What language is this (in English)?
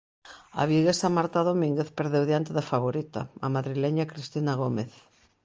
Galician